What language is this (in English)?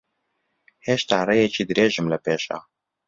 Central Kurdish